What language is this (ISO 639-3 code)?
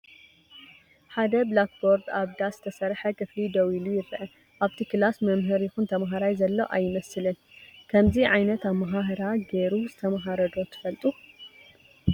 tir